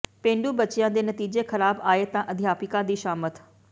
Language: Punjabi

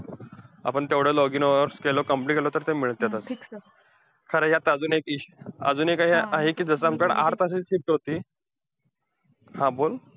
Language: Marathi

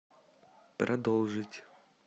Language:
Russian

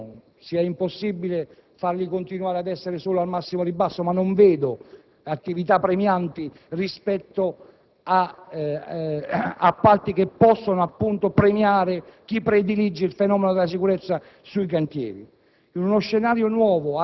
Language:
Italian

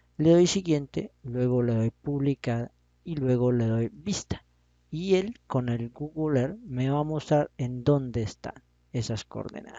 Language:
Spanish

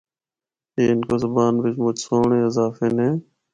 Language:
Northern Hindko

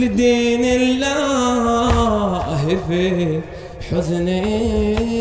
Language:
Arabic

